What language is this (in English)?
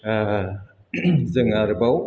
Bodo